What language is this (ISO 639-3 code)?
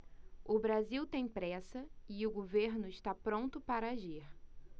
por